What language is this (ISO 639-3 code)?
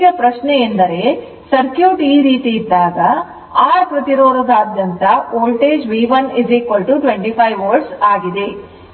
kan